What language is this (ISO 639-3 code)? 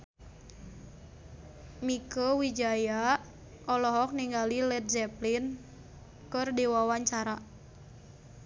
sun